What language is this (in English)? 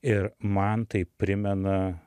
Lithuanian